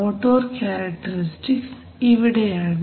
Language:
Malayalam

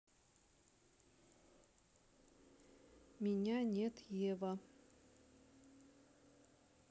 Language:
Russian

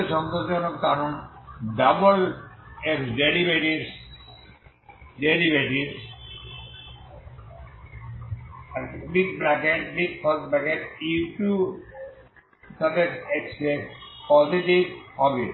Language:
Bangla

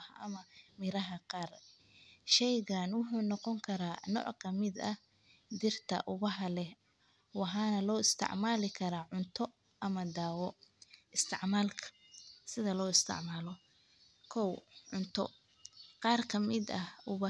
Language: Somali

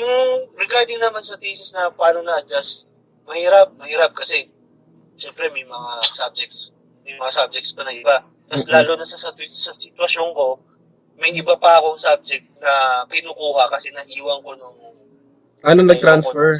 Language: Filipino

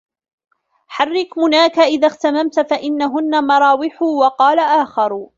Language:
Arabic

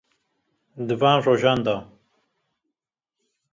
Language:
Kurdish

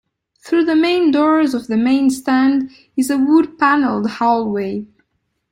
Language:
English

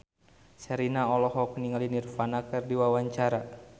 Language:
Sundanese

